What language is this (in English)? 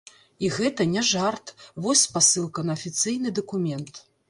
Belarusian